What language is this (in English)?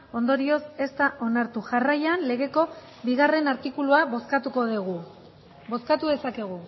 Basque